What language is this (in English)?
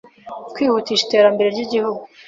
Kinyarwanda